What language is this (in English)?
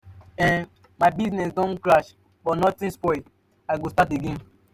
Nigerian Pidgin